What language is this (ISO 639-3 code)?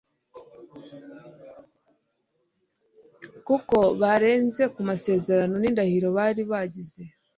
kin